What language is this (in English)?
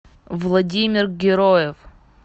Russian